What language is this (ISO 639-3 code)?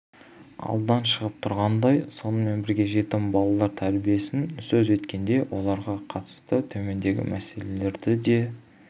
kaz